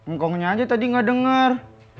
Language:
Indonesian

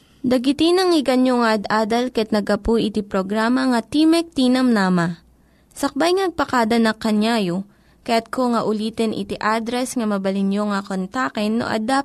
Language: Filipino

